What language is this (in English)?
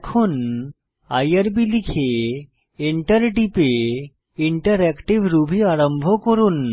Bangla